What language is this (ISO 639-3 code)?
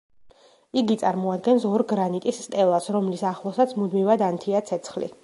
kat